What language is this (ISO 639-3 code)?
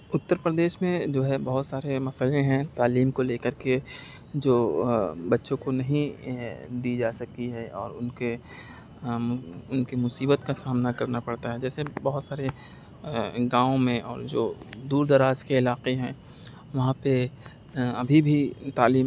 urd